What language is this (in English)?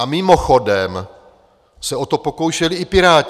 Czech